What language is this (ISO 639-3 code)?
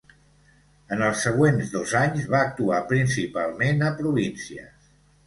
cat